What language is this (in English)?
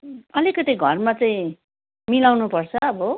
Nepali